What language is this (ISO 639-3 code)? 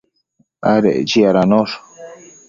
mcf